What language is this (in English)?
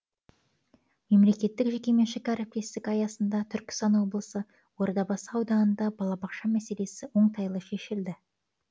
Kazakh